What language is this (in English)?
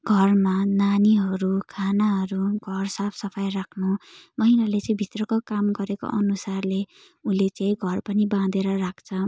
Nepali